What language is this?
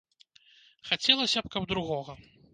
Belarusian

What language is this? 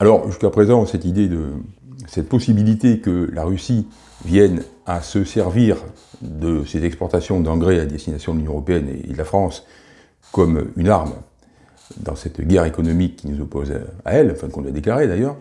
French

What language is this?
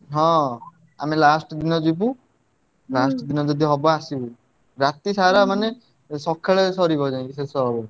Odia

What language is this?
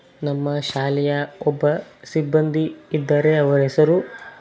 Kannada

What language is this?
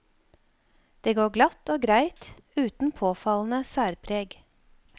Norwegian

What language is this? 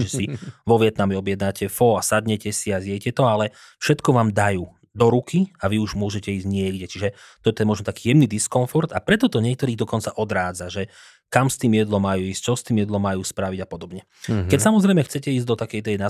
Slovak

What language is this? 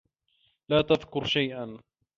Arabic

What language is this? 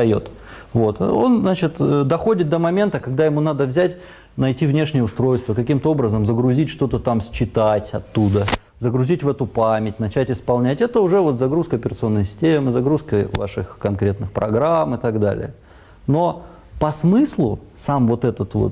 Russian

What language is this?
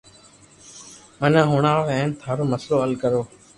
Loarki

